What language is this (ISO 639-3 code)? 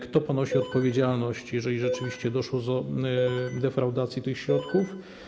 pol